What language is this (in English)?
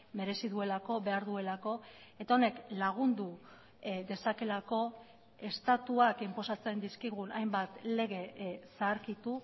Basque